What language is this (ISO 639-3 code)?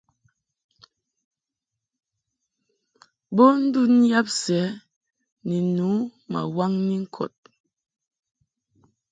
mhk